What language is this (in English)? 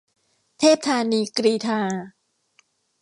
Thai